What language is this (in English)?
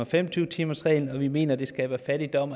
Danish